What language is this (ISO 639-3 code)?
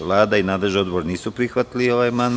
srp